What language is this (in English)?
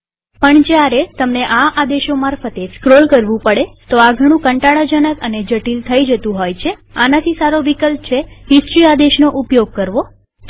Gujarati